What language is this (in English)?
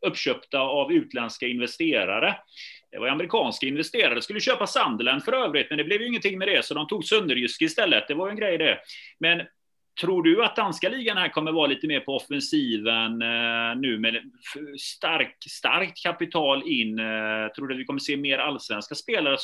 Swedish